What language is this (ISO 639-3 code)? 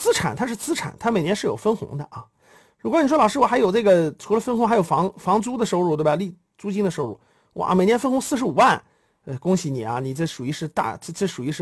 zho